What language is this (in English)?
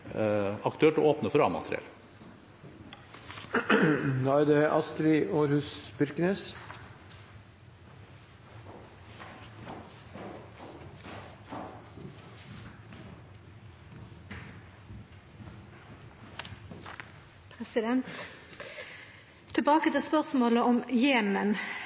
Norwegian